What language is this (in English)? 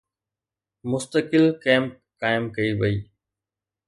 Sindhi